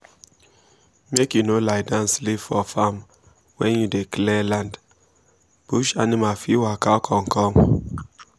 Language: Nigerian Pidgin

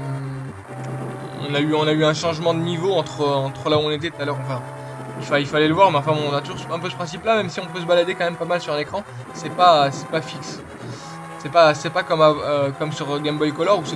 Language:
French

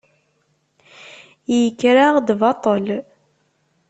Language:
Kabyle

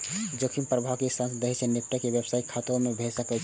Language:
Maithili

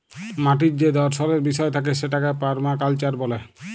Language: Bangla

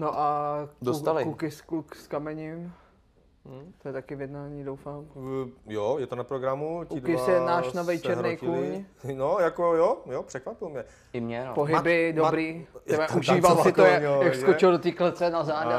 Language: Czech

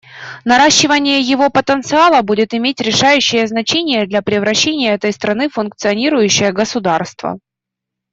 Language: Russian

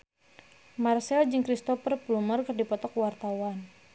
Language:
Sundanese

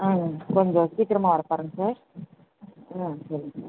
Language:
Tamil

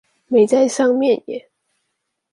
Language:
Chinese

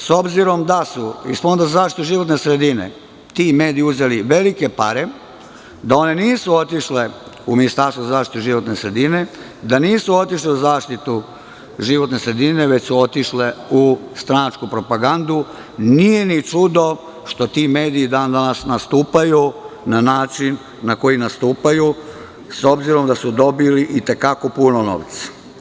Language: Serbian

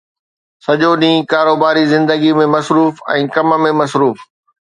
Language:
Sindhi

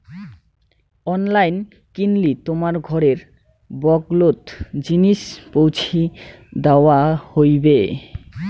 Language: Bangla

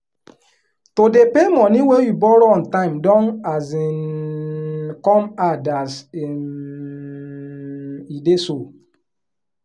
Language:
Nigerian Pidgin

